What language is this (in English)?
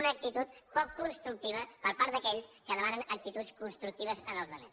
Catalan